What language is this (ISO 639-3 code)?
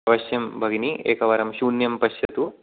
san